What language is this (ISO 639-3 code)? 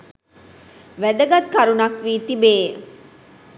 sin